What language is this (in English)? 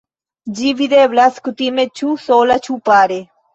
Esperanto